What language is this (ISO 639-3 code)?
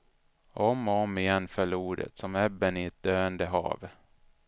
swe